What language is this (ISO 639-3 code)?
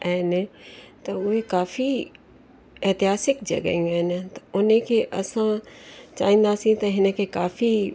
snd